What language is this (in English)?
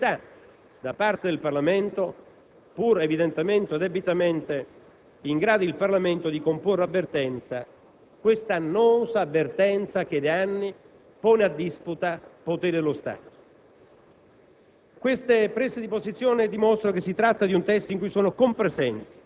Italian